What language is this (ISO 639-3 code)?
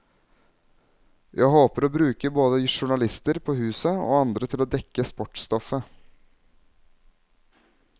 nor